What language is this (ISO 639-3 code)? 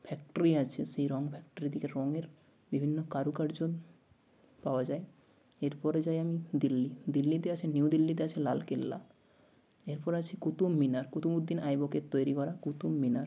ben